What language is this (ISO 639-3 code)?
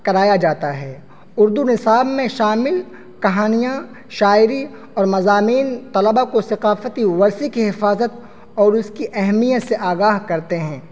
urd